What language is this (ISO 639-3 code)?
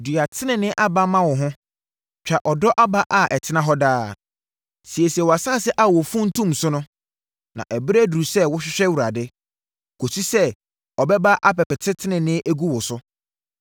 aka